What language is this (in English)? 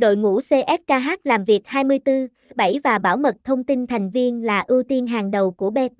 Vietnamese